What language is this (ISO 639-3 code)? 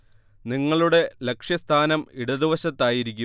mal